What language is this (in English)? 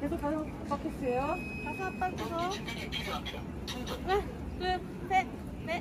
Korean